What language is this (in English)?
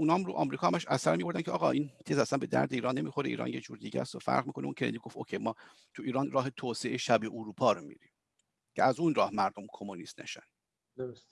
Persian